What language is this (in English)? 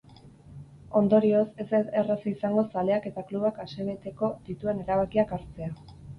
Basque